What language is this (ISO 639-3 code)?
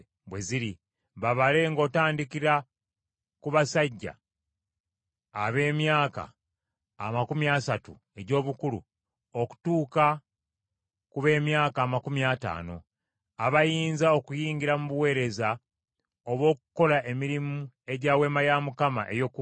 lug